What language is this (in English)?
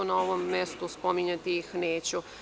Serbian